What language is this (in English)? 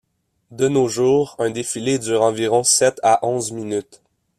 French